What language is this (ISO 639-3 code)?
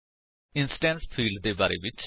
pan